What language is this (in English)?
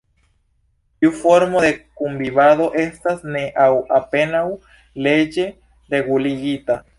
Esperanto